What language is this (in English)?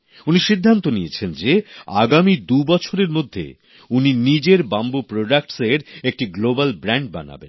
Bangla